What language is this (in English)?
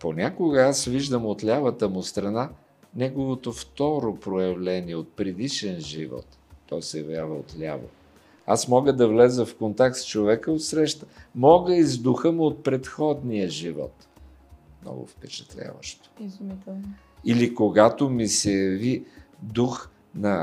Bulgarian